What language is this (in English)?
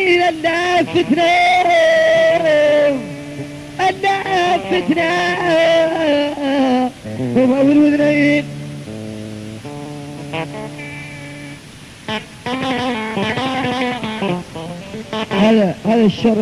Arabic